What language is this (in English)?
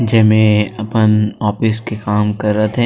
Chhattisgarhi